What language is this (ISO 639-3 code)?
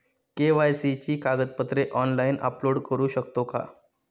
mar